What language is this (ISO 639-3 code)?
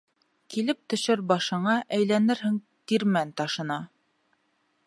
bak